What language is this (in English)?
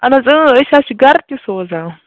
Kashmiri